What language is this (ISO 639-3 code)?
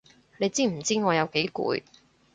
yue